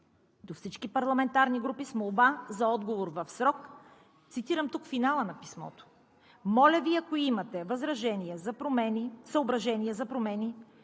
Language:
Bulgarian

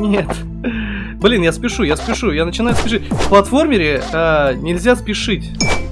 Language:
Russian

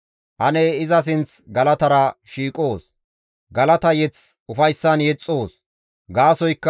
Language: Gamo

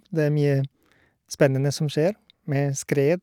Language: Norwegian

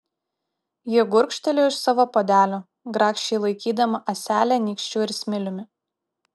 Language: Lithuanian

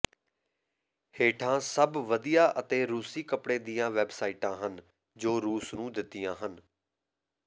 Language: Punjabi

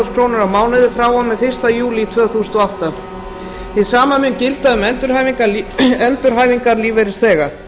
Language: Icelandic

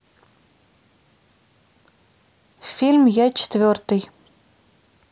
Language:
Russian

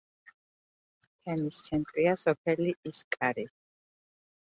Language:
Georgian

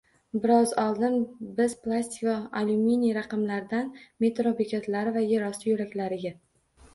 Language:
Uzbek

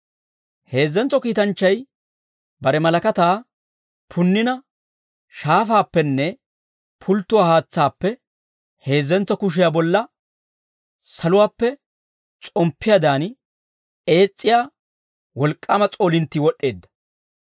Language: Dawro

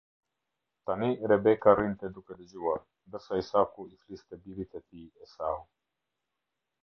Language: Albanian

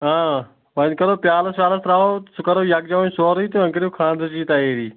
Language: Kashmiri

